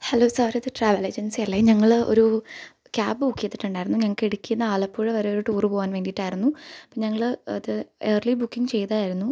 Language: Malayalam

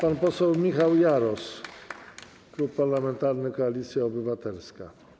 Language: Polish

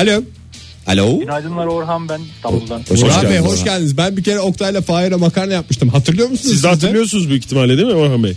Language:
Turkish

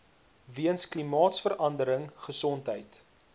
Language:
Afrikaans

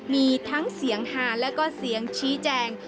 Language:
Thai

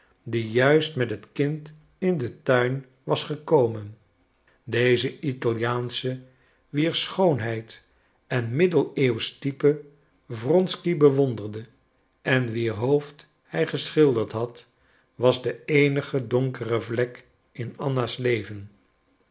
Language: Dutch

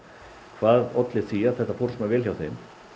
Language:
Icelandic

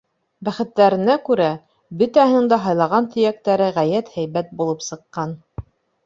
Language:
Bashkir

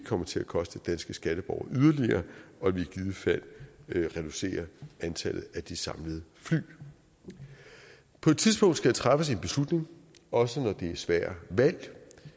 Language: Danish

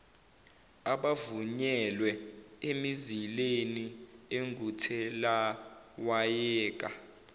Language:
Zulu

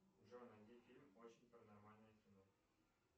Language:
Russian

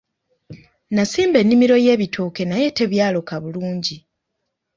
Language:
Ganda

